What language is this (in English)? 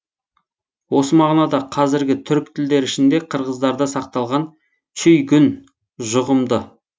Kazakh